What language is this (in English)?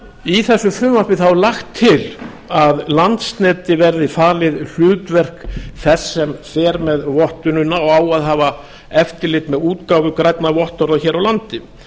Icelandic